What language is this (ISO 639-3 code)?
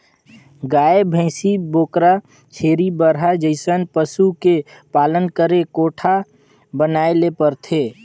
hne